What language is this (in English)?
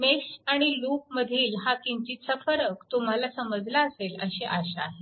Marathi